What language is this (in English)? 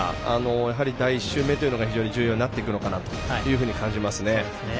Japanese